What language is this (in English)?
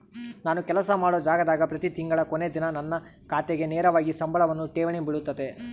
Kannada